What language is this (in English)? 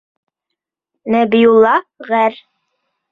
Bashkir